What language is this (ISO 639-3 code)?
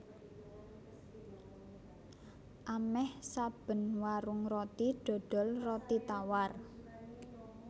jav